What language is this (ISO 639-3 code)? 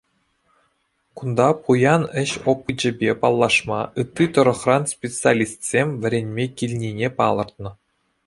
chv